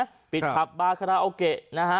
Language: Thai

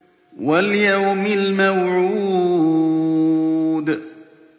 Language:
Arabic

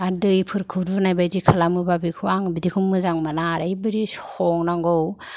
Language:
Bodo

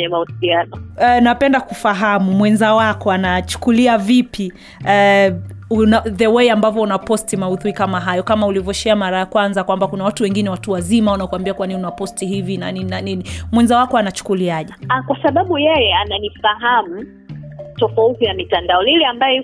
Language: Swahili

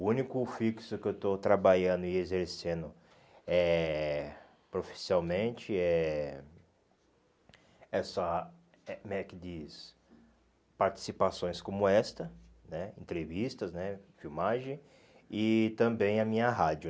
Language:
Portuguese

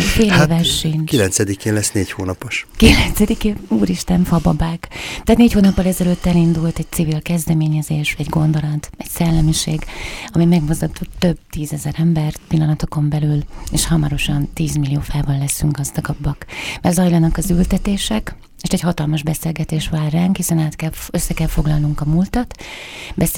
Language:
Hungarian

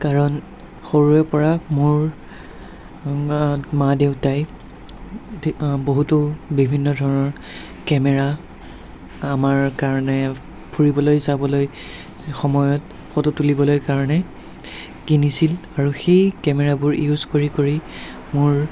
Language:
Assamese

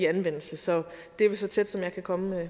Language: Danish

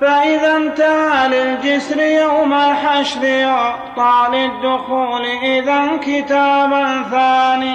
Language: Arabic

